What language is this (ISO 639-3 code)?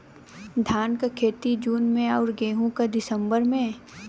bho